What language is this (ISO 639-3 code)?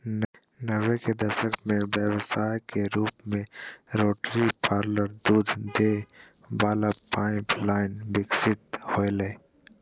mag